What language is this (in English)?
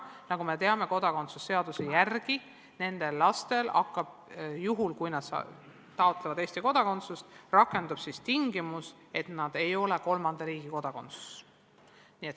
Estonian